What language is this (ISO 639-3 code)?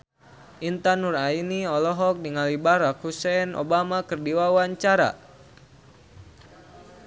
sun